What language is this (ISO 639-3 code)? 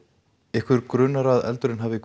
isl